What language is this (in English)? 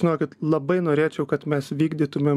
Lithuanian